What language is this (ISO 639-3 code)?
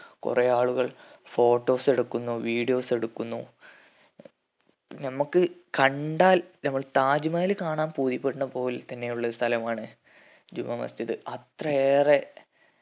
mal